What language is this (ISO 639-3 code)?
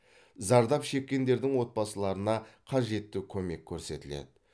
kaz